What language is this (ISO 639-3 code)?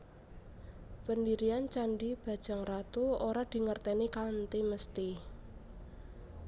jav